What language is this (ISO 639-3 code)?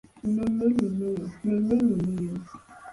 lug